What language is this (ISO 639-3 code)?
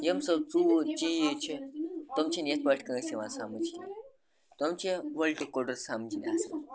kas